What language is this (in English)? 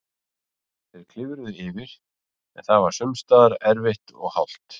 Icelandic